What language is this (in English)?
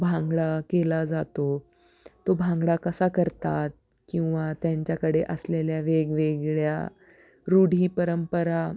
Marathi